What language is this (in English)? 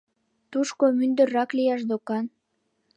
Mari